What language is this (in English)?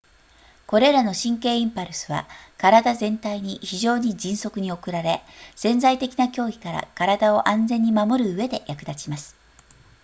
Japanese